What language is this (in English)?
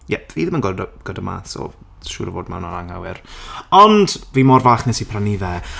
Welsh